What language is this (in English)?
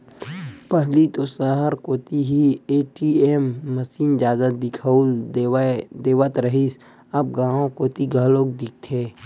Chhattisgarhi